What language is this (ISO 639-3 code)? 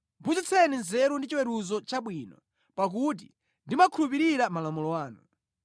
nya